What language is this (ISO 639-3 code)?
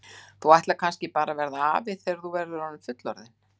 isl